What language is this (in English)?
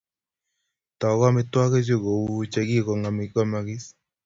Kalenjin